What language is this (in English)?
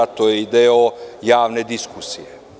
Serbian